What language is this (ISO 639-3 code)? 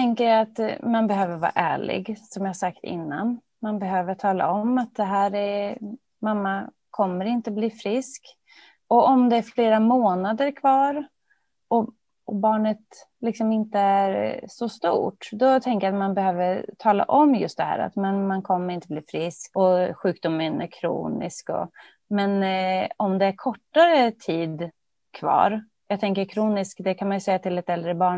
swe